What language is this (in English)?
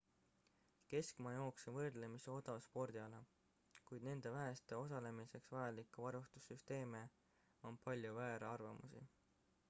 Estonian